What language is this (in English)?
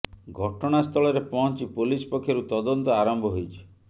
Odia